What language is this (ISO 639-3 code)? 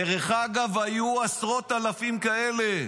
heb